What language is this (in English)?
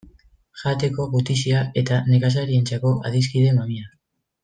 Basque